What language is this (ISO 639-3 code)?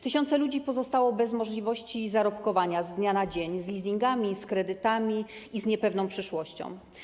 pol